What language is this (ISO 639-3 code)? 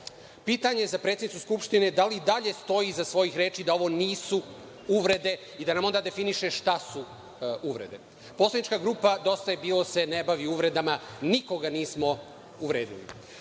srp